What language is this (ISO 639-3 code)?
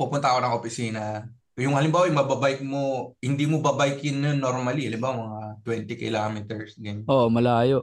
fil